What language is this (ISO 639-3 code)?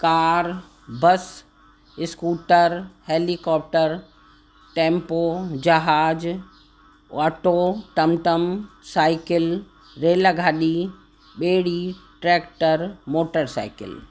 snd